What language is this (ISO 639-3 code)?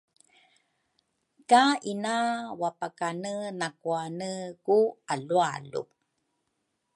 dru